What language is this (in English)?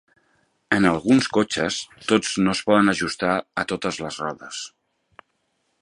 Catalan